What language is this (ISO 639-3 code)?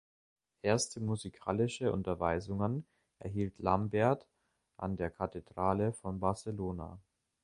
deu